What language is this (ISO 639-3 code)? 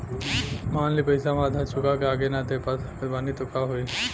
bho